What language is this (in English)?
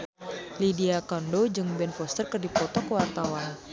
Sundanese